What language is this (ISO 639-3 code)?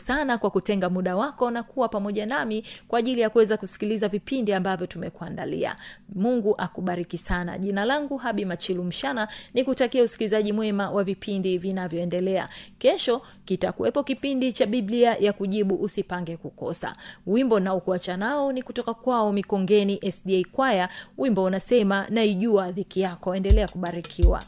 swa